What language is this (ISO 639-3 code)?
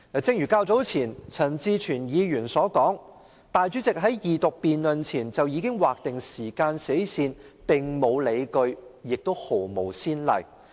yue